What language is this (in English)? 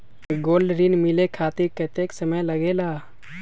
Magahi